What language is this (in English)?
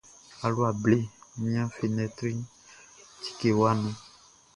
Baoulé